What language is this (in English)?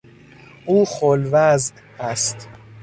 Persian